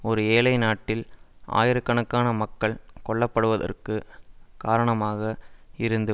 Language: Tamil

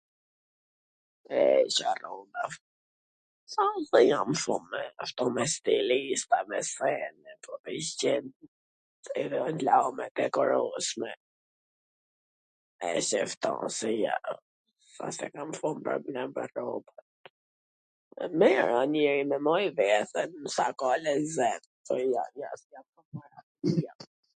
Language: Gheg Albanian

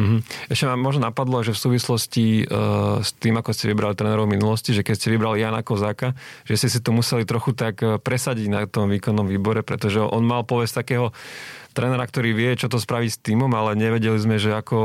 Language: Slovak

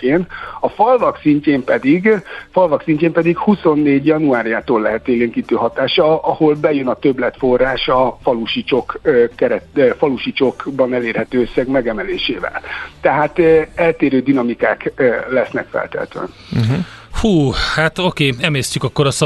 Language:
Hungarian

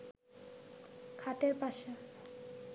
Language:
Bangla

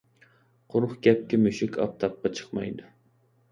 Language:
Uyghur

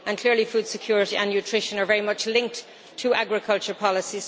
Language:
English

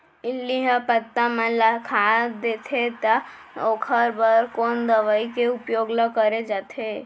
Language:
Chhattisgarhi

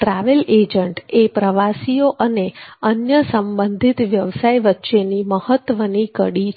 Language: Gujarati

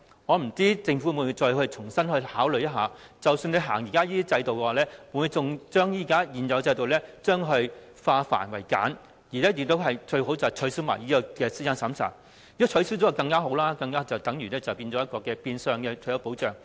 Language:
Cantonese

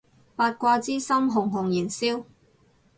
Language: Cantonese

